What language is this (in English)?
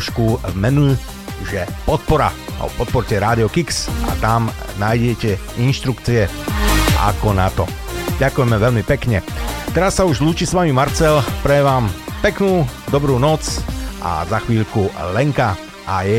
Slovak